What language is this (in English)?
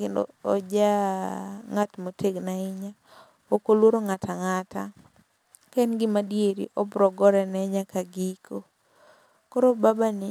Luo (Kenya and Tanzania)